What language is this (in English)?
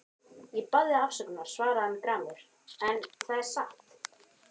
Icelandic